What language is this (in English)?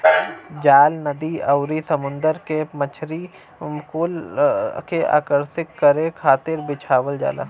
Bhojpuri